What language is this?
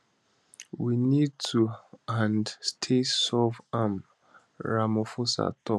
Nigerian Pidgin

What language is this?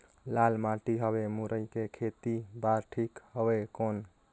Chhattisgarhi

